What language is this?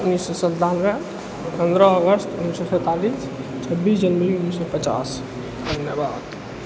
Maithili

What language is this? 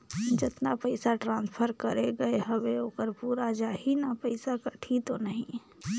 Chhattisgarhi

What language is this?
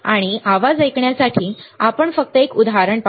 Marathi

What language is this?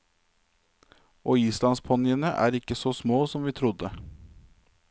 Norwegian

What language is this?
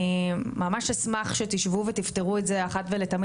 Hebrew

